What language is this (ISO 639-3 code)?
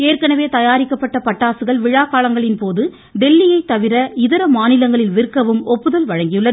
tam